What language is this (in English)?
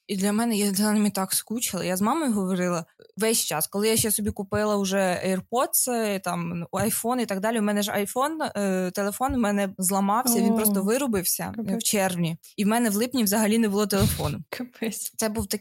Ukrainian